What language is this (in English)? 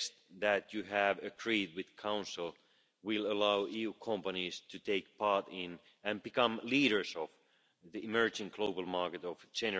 English